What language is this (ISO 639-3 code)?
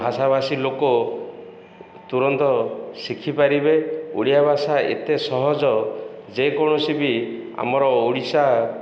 ori